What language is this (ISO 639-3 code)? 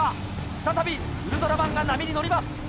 jpn